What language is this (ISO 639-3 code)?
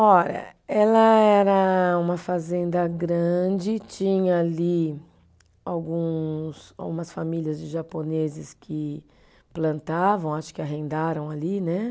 por